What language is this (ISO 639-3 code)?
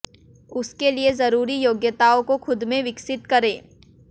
hin